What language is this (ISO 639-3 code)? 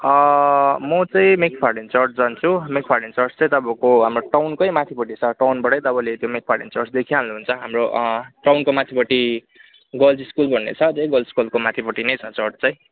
nep